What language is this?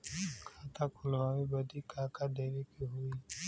Bhojpuri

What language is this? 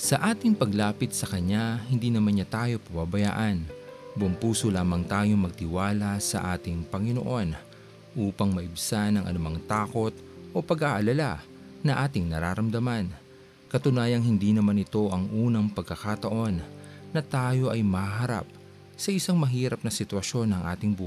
Filipino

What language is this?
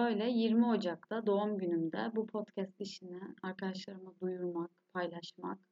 Turkish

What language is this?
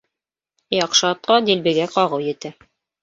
Bashkir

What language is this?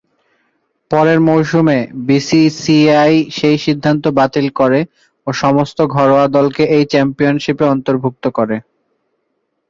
Bangla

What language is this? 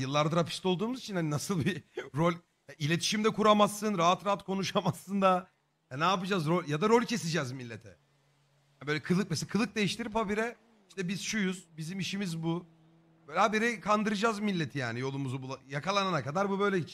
Turkish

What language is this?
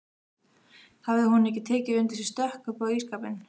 Icelandic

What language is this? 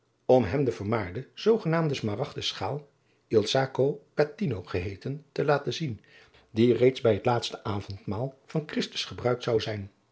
Dutch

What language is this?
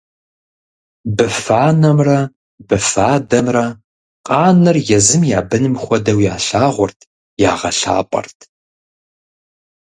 Kabardian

